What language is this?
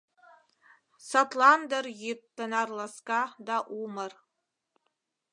Mari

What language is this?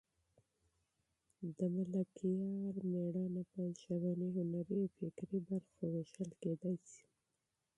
Pashto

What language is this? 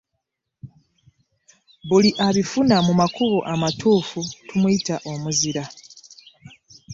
Ganda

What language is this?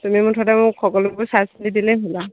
Assamese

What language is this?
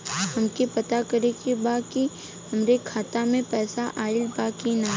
Bhojpuri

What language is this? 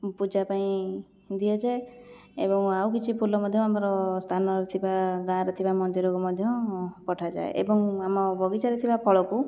Odia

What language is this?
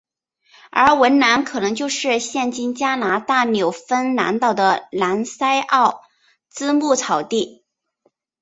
Chinese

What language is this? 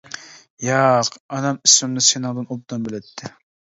Uyghur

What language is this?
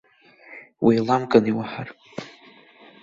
Abkhazian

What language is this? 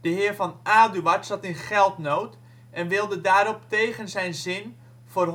Dutch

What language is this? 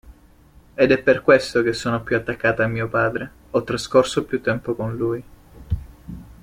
Italian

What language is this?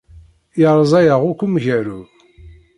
Kabyle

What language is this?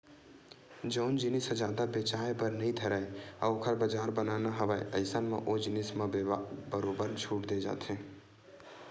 Chhattisgarhi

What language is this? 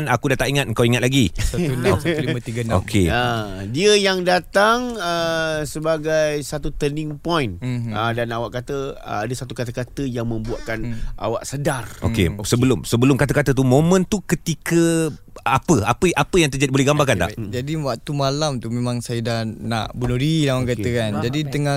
Malay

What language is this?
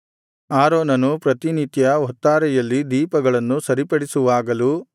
Kannada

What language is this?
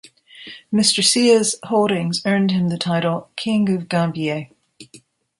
English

